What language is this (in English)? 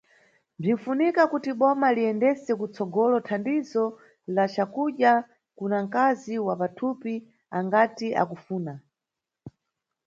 Nyungwe